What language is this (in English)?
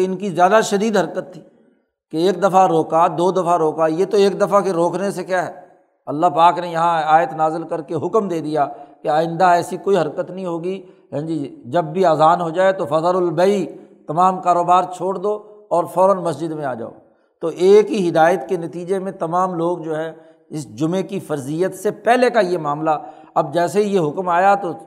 Urdu